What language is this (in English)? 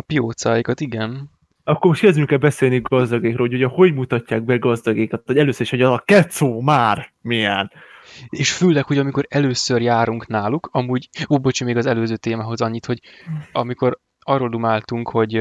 Hungarian